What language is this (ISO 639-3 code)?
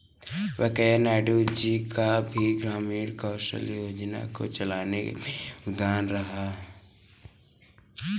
hin